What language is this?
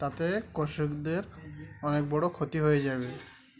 Bangla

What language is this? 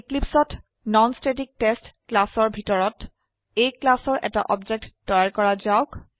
Assamese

